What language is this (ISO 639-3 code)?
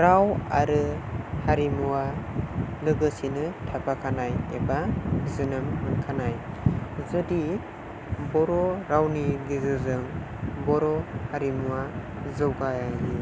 brx